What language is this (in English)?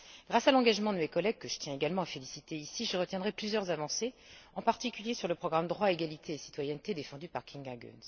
French